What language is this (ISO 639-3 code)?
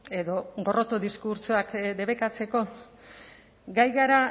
eus